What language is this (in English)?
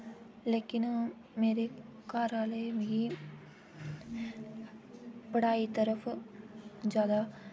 Dogri